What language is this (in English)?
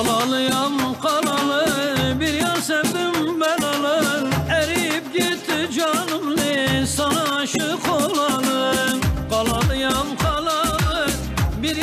Turkish